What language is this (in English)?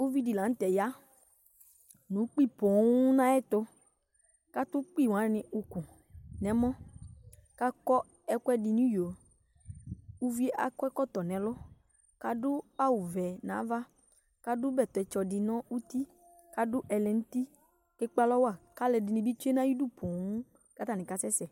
Ikposo